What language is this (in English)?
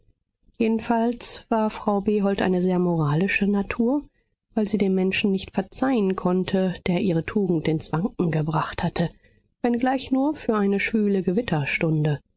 German